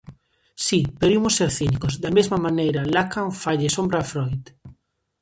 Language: Galician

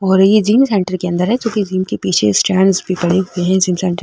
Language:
Marwari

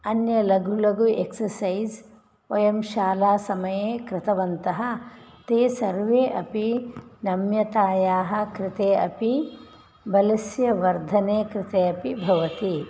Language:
Sanskrit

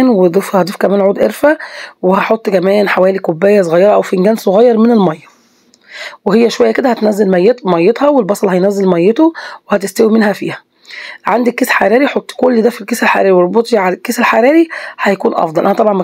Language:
Arabic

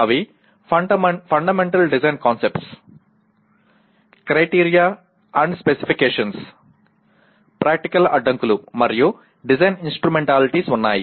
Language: Telugu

